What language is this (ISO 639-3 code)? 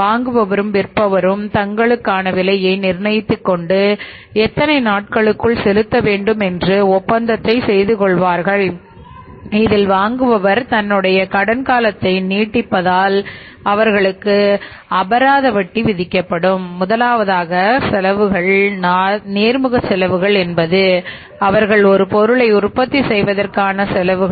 tam